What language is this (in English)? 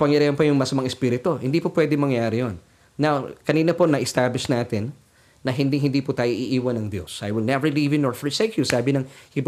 Filipino